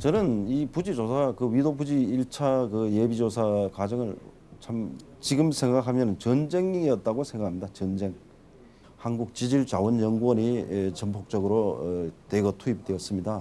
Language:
Korean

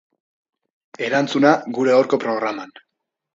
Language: Basque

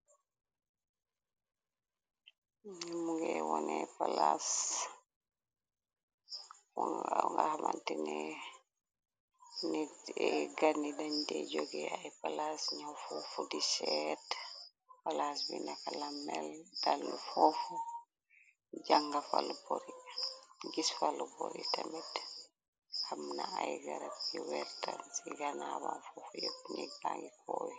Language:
Wolof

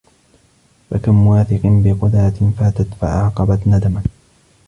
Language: Arabic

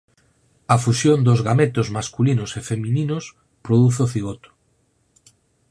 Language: Galician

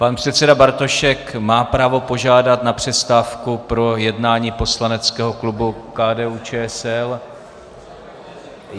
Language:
Czech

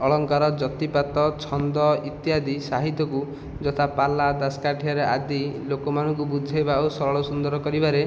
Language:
Odia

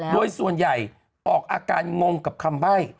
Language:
Thai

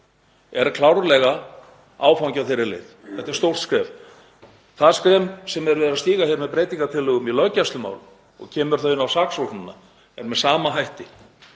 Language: Icelandic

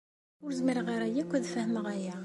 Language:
Kabyle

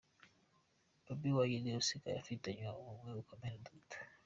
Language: Kinyarwanda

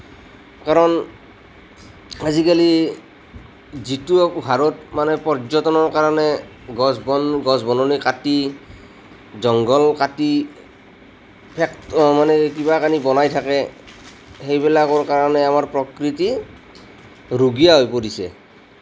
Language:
Assamese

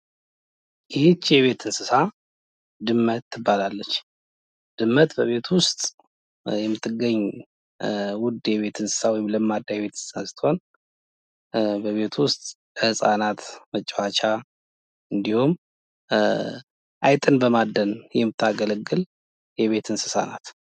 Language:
Amharic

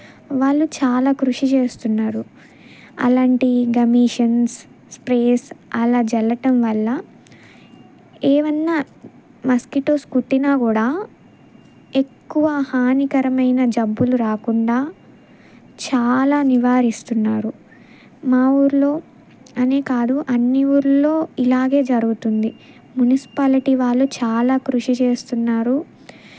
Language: Telugu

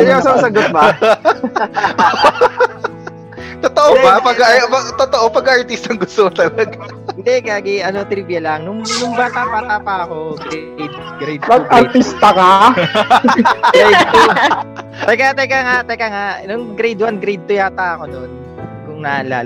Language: Filipino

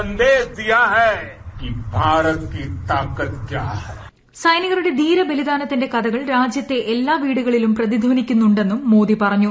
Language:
Malayalam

